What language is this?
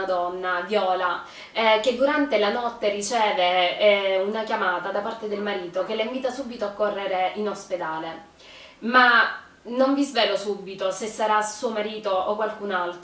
Italian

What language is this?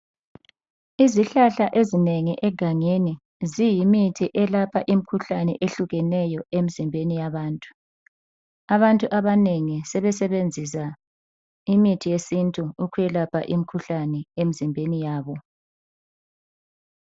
North Ndebele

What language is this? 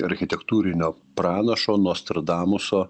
Lithuanian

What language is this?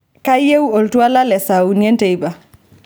Masai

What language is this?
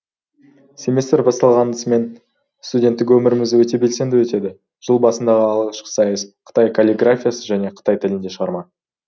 Kazakh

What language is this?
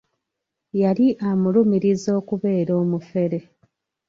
Ganda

